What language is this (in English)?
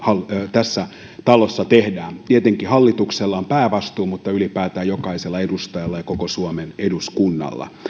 Finnish